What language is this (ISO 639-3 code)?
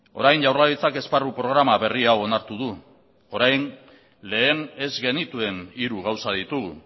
eus